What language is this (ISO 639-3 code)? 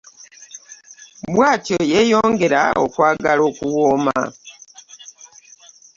lug